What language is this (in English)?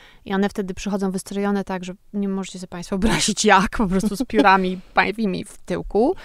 Polish